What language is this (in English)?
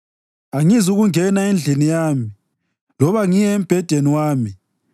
North Ndebele